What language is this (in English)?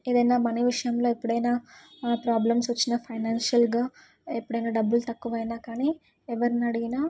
Telugu